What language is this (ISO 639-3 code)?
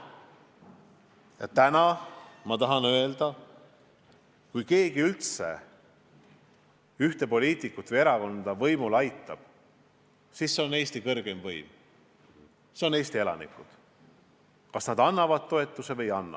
est